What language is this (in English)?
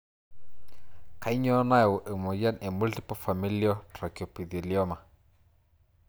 Masai